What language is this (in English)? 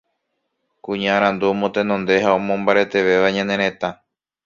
Guarani